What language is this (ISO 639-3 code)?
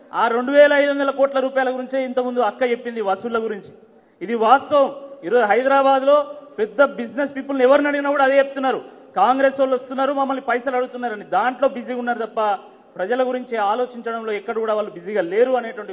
tel